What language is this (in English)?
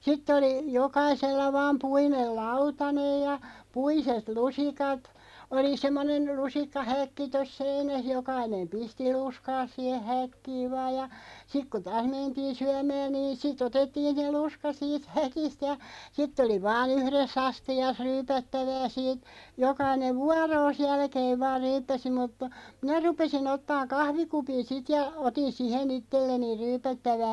Finnish